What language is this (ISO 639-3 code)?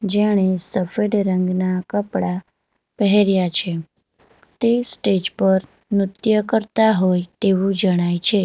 guj